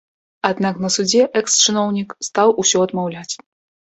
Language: Belarusian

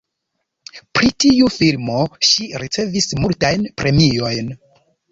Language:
Esperanto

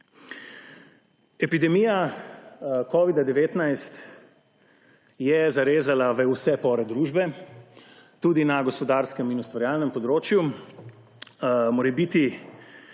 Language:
Slovenian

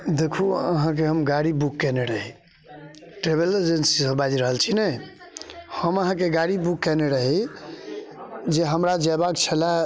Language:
Maithili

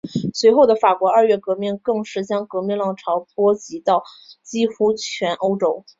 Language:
Chinese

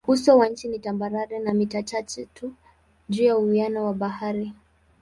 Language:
Swahili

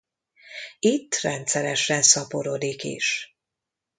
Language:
Hungarian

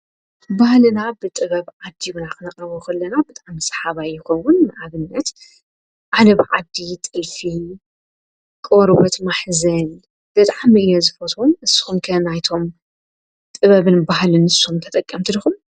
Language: Tigrinya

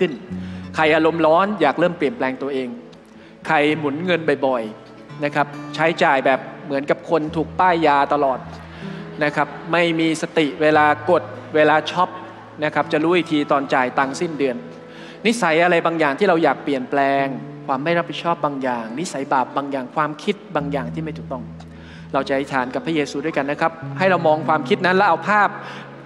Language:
Thai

